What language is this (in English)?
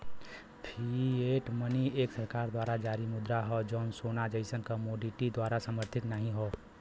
Bhojpuri